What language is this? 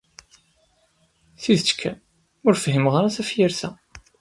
Kabyle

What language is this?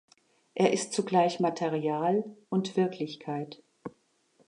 German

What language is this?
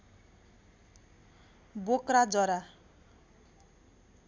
Nepali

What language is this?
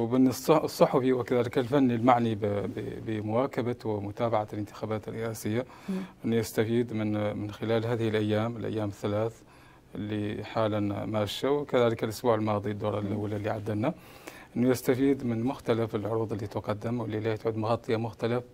Arabic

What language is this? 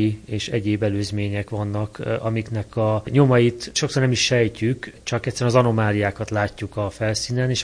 Hungarian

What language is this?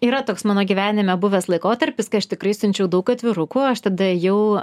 Lithuanian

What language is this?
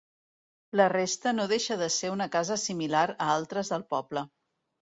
Catalan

